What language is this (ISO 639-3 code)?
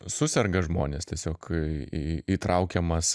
lit